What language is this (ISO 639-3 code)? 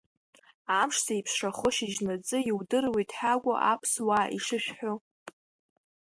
abk